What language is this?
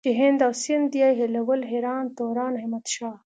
Pashto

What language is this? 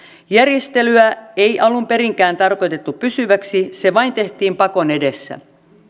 Finnish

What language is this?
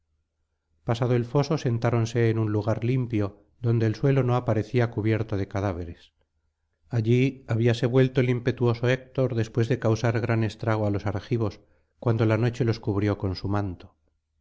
Spanish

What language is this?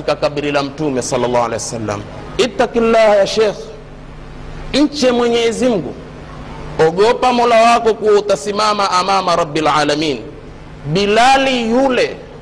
Swahili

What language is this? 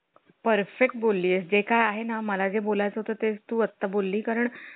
Marathi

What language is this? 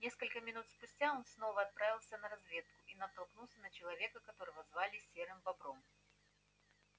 Russian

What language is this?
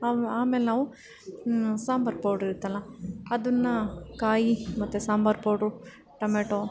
Kannada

